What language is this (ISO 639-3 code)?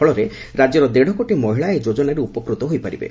ori